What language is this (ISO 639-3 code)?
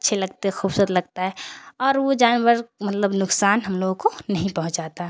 urd